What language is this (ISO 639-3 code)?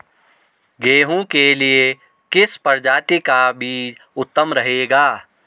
hin